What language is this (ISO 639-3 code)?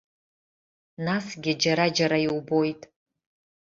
abk